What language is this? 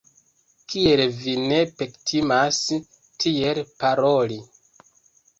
Esperanto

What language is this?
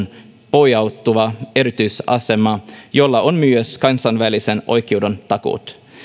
Finnish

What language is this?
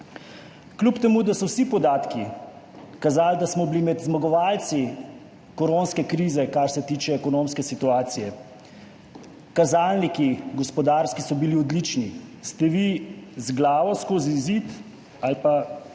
Slovenian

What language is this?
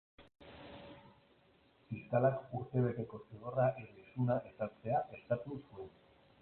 Basque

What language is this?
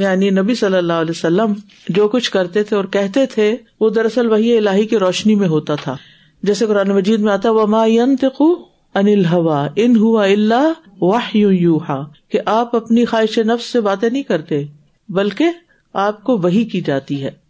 Urdu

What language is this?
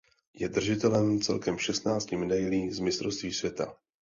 Czech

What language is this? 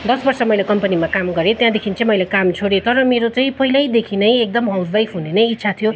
Nepali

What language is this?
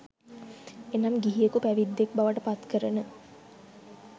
Sinhala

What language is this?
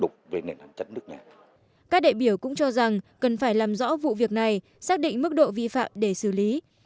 Vietnamese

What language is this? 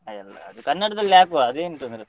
Kannada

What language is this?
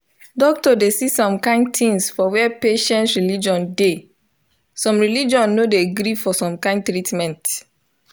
Nigerian Pidgin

